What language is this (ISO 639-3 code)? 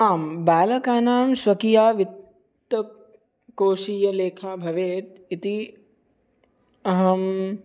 san